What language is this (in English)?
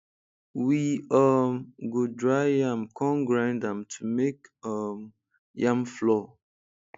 Nigerian Pidgin